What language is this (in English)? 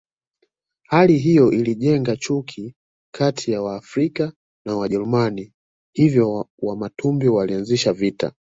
Swahili